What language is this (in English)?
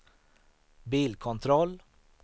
Swedish